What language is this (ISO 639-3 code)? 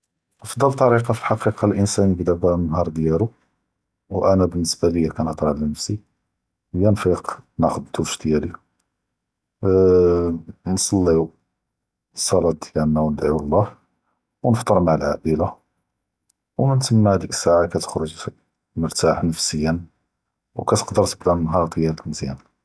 jrb